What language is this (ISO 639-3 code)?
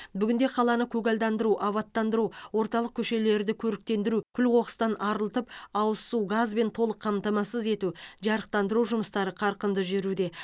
kaz